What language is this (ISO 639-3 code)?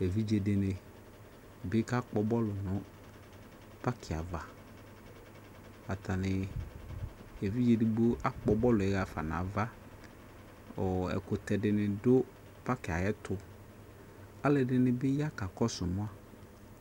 kpo